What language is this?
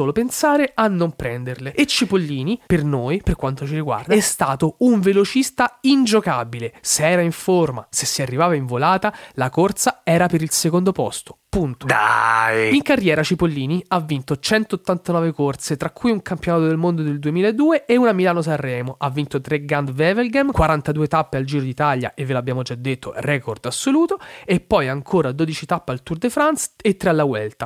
Italian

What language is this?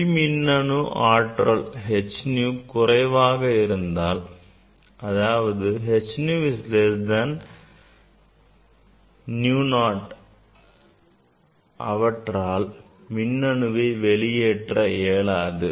Tamil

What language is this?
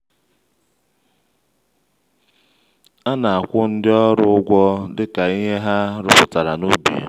Igbo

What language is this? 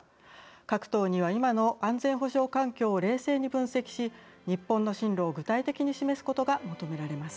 Japanese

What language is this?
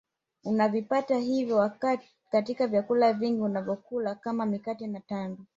Swahili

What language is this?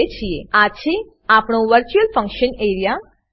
Gujarati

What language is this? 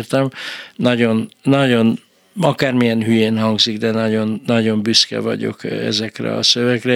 Hungarian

